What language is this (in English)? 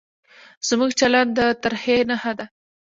Pashto